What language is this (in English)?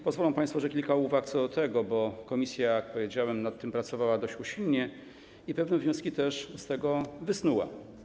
Polish